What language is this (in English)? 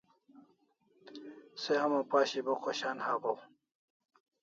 Kalasha